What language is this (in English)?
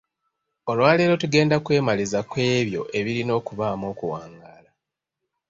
Ganda